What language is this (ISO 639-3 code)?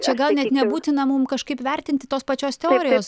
lit